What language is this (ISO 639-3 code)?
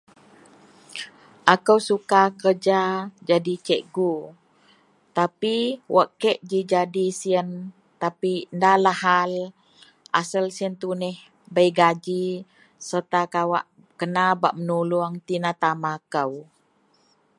mel